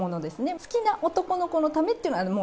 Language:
Japanese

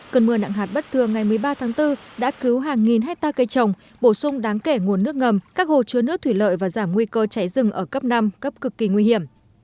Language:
Vietnamese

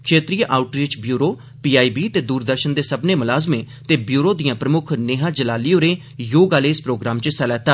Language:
Dogri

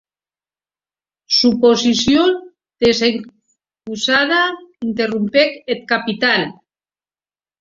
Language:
Occitan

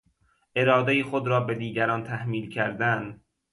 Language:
Persian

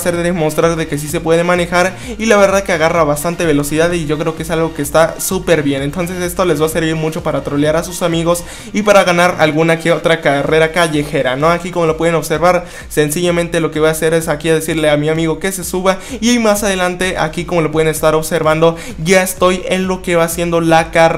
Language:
Spanish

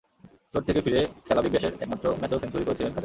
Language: Bangla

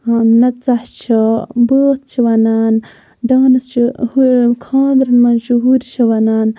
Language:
Kashmiri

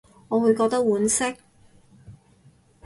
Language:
Cantonese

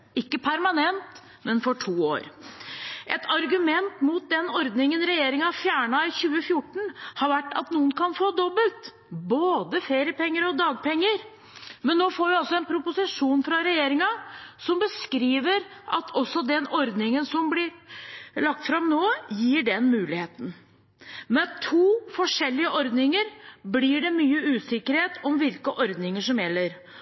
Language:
Norwegian Bokmål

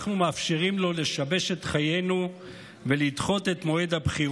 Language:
Hebrew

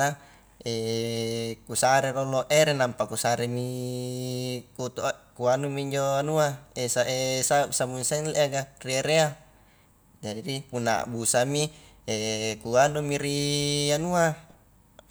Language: Highland Konjo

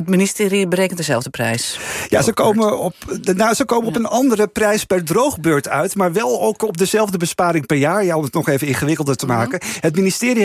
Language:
Dutch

